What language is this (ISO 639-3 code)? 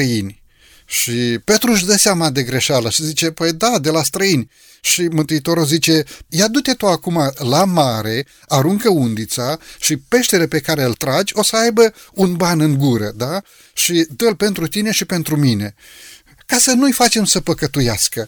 ron